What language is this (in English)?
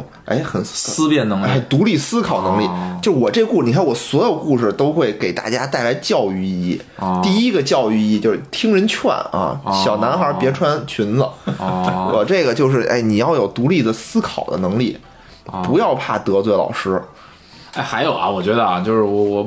Chinese